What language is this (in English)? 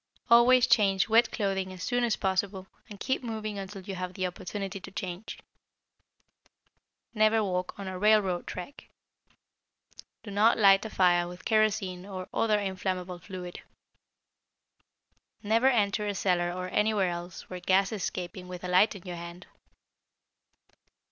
English